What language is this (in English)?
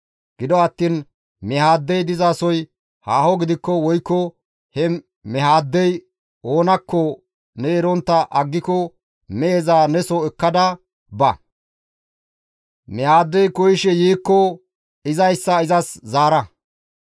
Gamo